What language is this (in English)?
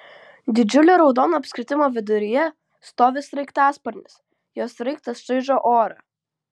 Lithuanian